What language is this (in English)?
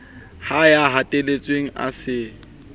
Southern Sotho